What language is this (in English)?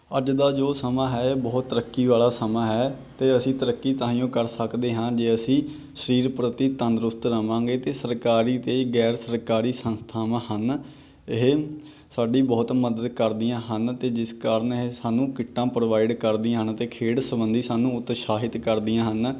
Punjabi